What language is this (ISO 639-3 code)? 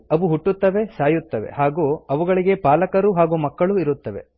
kan